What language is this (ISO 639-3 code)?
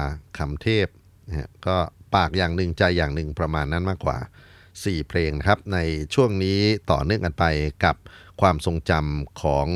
tha